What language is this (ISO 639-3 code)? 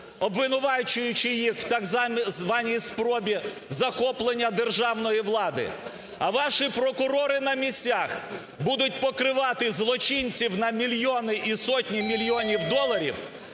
ukr